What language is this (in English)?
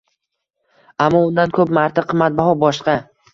Uzbek